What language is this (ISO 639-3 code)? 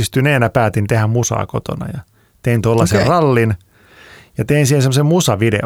fin